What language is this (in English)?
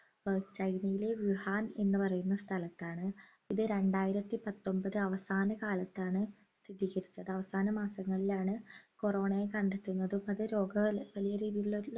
Malayalam